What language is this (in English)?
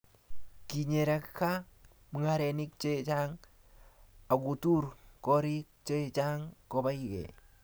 Kalenjin